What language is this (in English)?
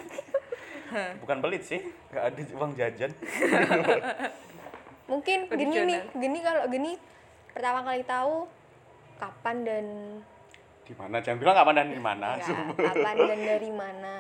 Indonesian